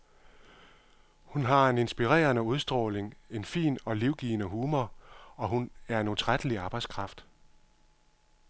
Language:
Danish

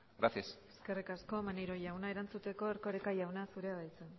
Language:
Basque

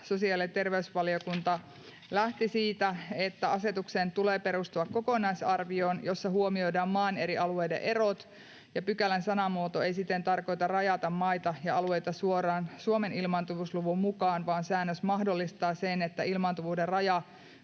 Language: Finnish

